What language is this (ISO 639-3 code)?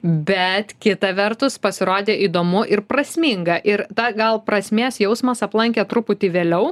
lit